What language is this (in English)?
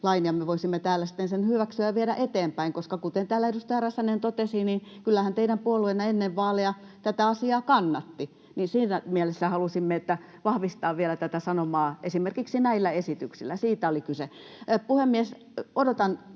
Finnish